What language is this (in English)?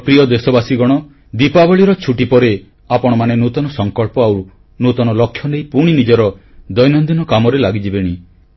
Odia